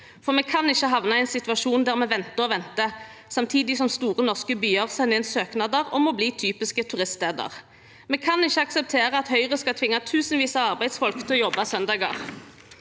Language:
Norwegian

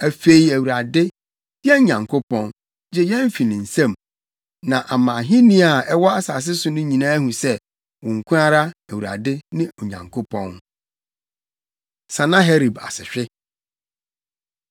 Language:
Akan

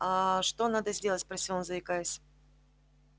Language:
Russian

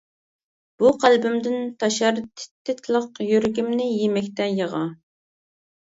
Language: Uyghur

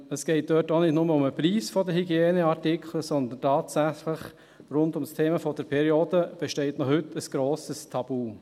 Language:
Swiss German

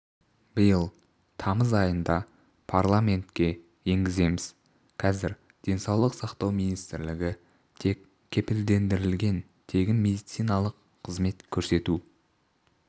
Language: Kazakh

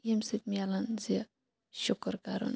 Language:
Kashmiri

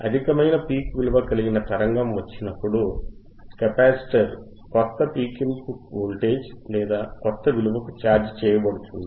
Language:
Telugu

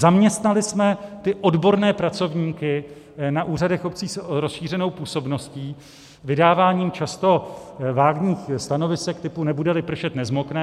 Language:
Czech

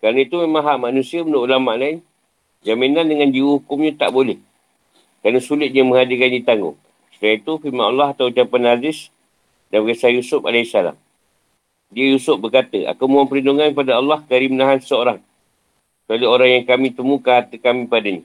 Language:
Malay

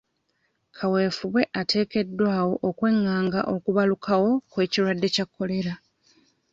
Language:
Ganda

